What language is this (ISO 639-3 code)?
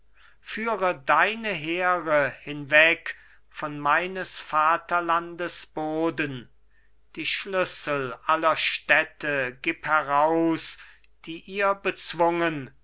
deu